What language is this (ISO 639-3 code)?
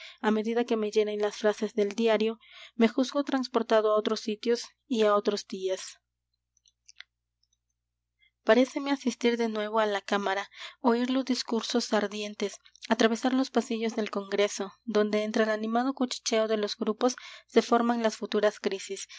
spa